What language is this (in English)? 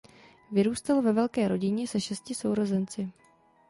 Czech